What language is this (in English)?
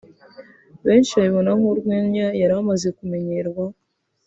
Kinyarwanda